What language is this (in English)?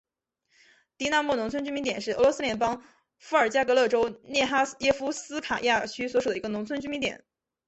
Chinese